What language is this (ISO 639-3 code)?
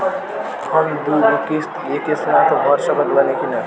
bho